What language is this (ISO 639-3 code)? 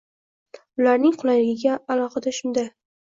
uzb